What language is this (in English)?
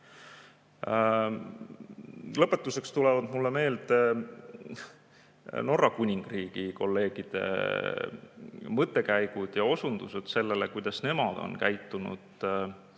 Estonian